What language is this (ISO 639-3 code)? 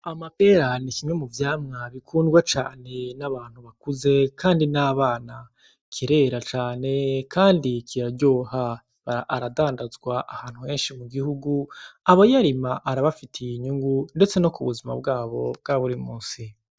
run